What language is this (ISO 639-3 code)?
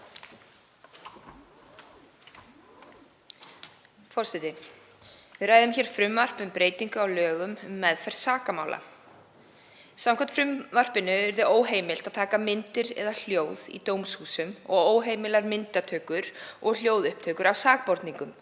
isl